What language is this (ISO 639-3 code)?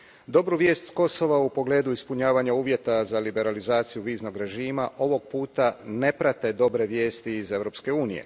hrv